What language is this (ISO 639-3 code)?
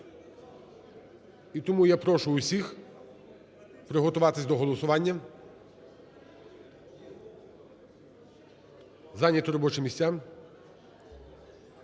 ukr